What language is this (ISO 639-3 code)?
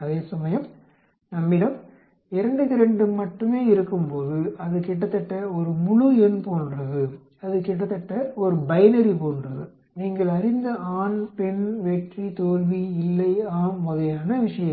tam